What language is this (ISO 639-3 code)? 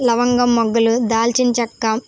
tel